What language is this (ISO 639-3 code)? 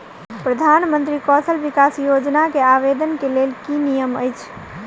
mai